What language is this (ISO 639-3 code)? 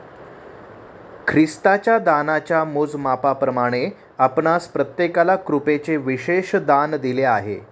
mar